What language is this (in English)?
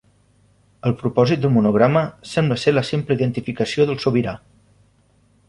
Catalan